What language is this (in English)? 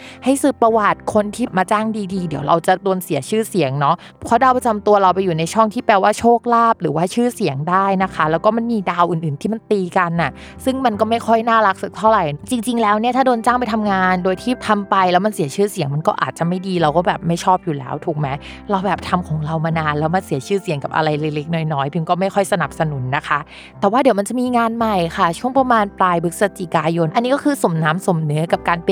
Thai